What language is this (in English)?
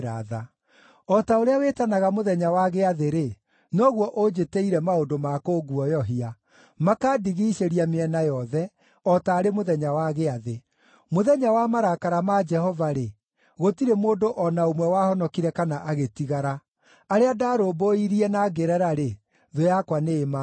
Kikuyu